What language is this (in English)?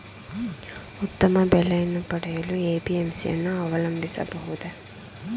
Kannada